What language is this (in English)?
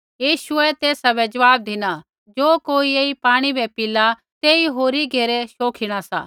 Kullu Pahari